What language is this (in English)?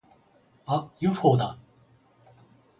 Japanese